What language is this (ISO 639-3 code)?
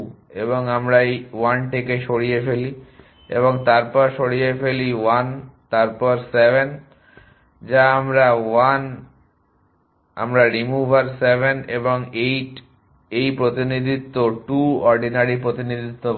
ben